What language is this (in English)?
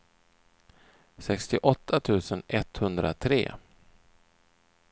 Swedish